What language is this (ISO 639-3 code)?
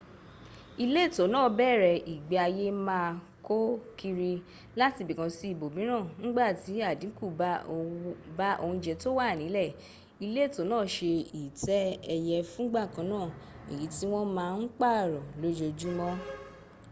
yor